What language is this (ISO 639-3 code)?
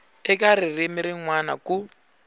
tso